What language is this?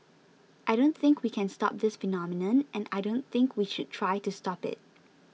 English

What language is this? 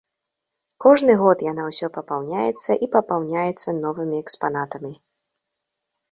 Belarusian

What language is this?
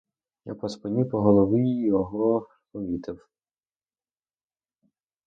Ukrainian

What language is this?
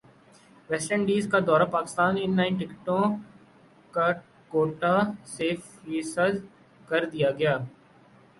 Urdu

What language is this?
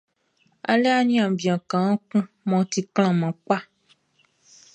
Baoulé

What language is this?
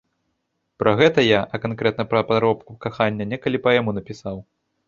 Belarusian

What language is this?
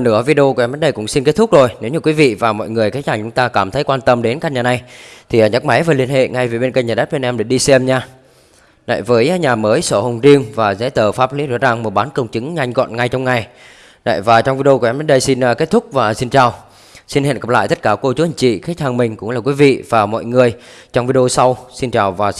Vietnamese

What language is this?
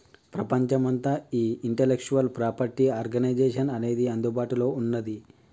Telugu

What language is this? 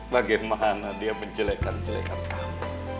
Indonesian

